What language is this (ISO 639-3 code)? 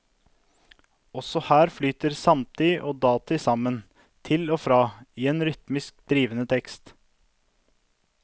nor